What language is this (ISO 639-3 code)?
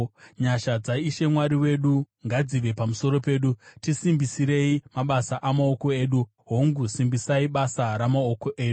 sna